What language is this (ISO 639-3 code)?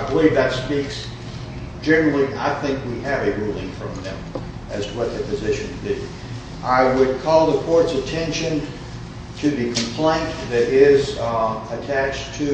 eng